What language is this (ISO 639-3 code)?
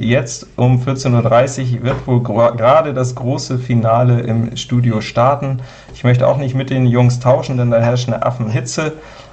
deu